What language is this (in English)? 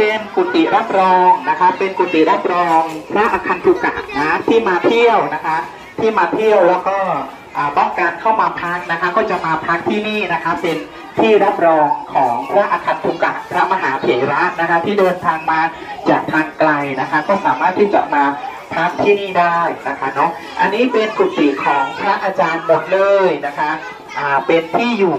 Thai